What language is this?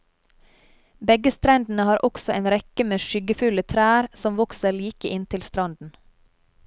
Norwegian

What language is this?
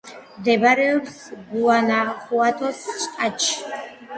Georgian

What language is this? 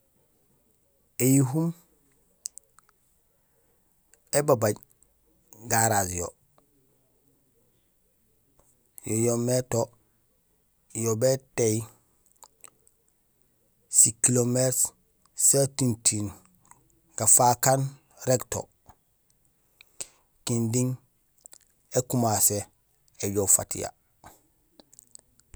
Gusilay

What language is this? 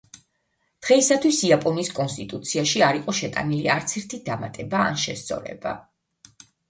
Georgian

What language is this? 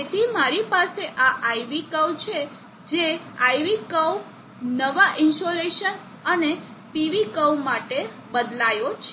Gujarati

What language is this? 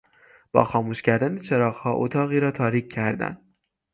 Persian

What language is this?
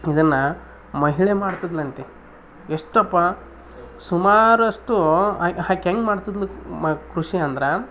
Kannada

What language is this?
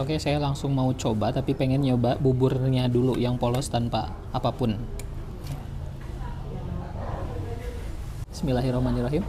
Indonesian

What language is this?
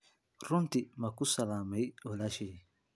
Somali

